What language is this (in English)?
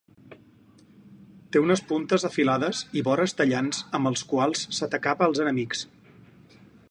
Catalan